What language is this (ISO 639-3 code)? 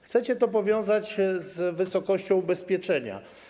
pol